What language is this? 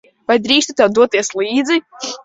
Latvian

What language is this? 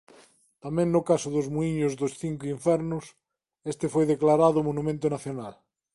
Galician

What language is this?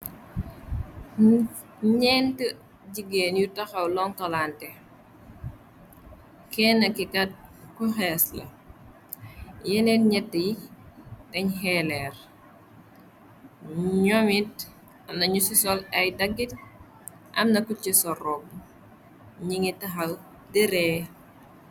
Wolof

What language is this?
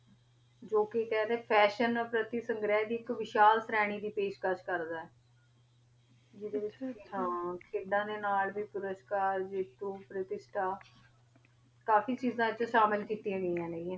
Punjabi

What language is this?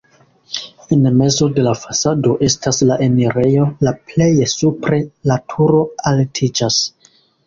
Esperanto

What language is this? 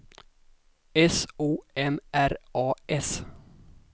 Swedish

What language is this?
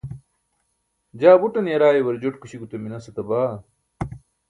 Burushaski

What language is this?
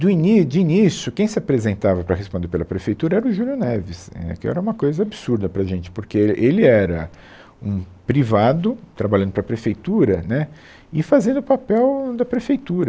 Portuguese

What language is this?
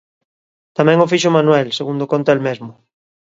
Galician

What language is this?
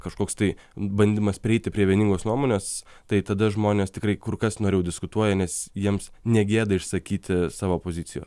Lithuanian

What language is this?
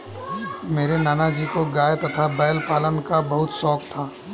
Hindi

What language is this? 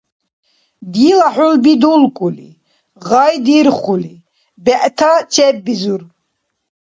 Dargwa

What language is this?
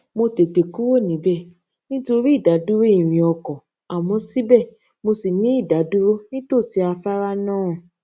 Yoruba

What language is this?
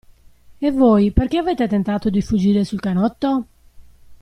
Italian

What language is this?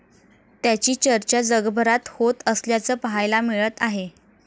Marathi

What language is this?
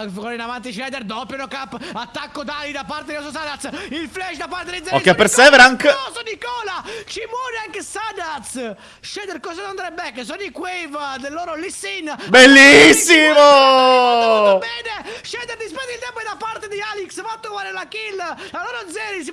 Italian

